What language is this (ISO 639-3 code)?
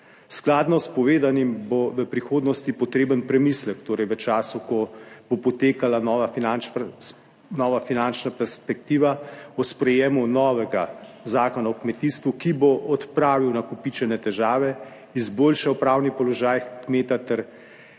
slv